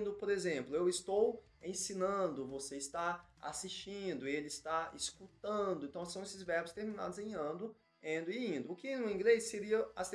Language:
Portuguese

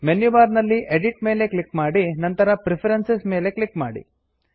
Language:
Kannada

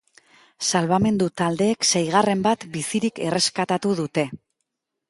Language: Basque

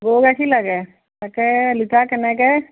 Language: Assamese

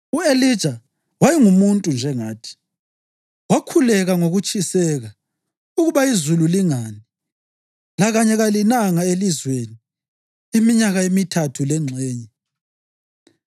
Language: North Ndebele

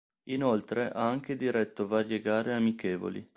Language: Italian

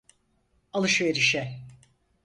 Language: Turkish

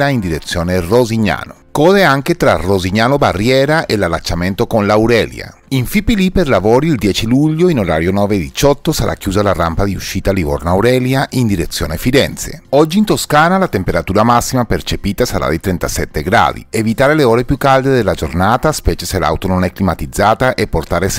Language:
Italian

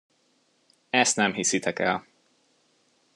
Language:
Hungarian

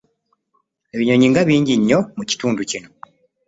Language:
Ganda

